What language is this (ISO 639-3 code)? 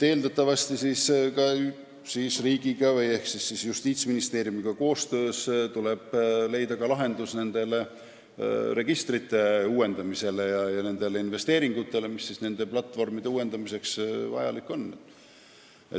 est